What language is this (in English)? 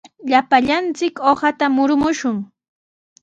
Sihuas Ancash Quechua